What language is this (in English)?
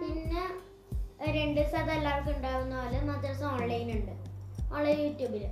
Malayalam